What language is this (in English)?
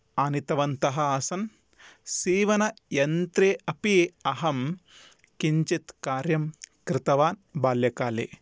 Sanskrit